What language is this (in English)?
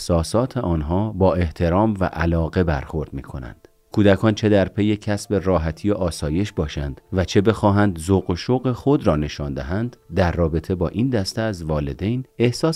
Persian